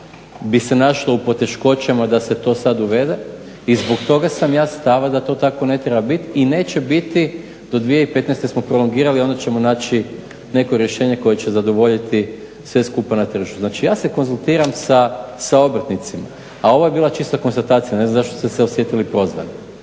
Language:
Croatian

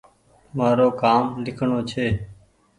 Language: Goaria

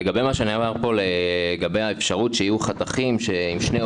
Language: Hebrew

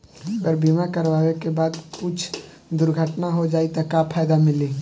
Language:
Bhojpuri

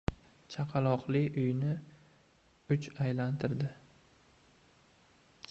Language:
Uzbek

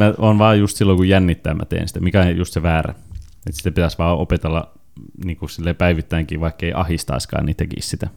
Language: Finnish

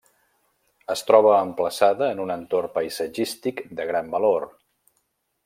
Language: Catalan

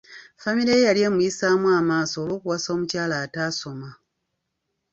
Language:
Ganda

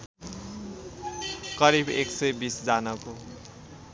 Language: Nepali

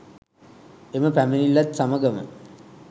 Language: Sinhala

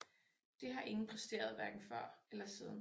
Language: Danish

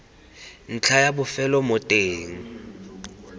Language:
Tswana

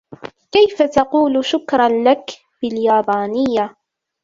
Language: Arabic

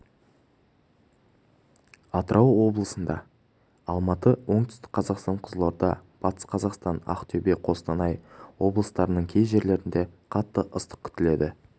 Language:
Kazakh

